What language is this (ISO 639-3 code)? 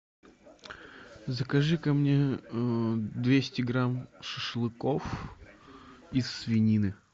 rus